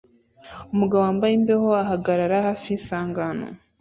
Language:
Kinyarwanda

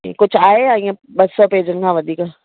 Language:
Sindhi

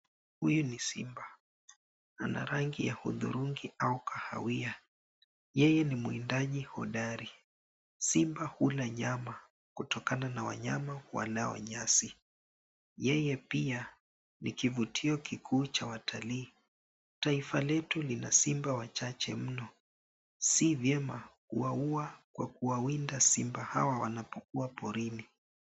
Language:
Swahili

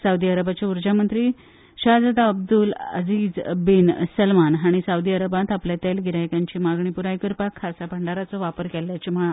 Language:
Konkani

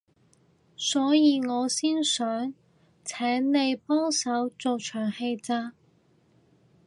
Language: Cantonese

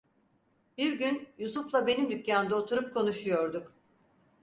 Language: Turkish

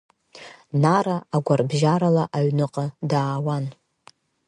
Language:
Abkhazian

